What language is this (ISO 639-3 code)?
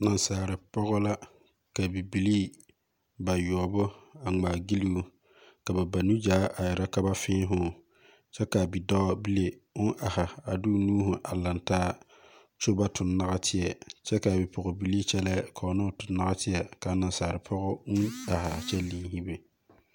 dga